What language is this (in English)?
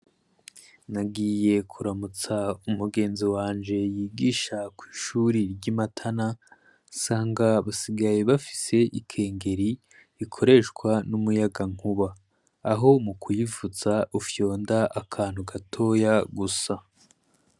Rundi